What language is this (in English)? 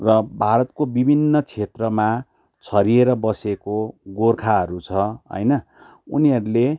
Nepali